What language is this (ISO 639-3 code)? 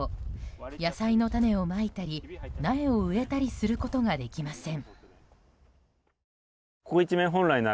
jpn